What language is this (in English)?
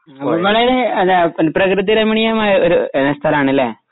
Malayalam